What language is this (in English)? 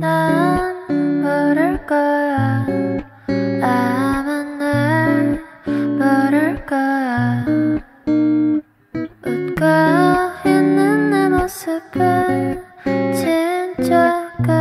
Korean